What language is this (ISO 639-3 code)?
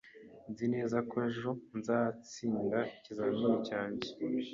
kin